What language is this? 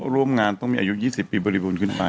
Thai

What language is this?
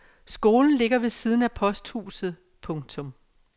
Danish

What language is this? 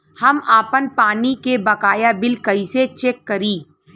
Bhojpuri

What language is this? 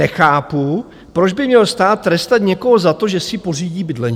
Czech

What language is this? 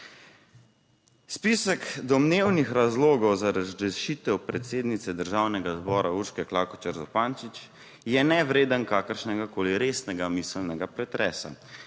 Slovenian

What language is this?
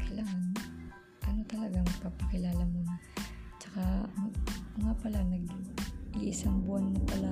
Filipino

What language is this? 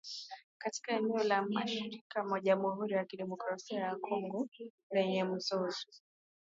Swahili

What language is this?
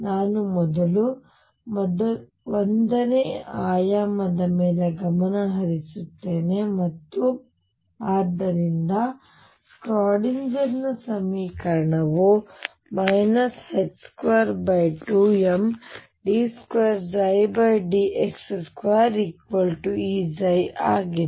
Kannada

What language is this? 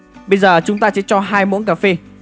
Vietnamese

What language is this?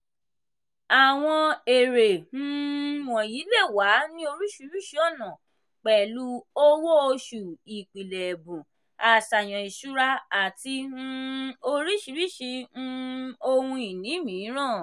Yoruba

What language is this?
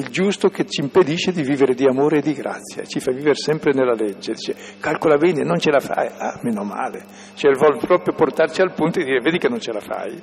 Italian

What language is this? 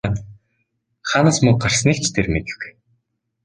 Mongolian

